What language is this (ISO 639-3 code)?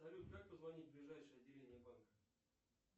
rus